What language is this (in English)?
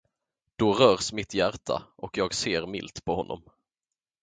Swedish